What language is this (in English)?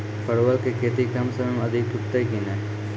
Maithili